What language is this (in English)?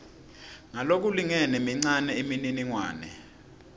Swati